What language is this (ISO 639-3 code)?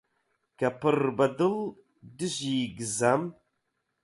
ckb